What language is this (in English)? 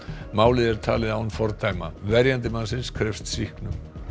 Icelandic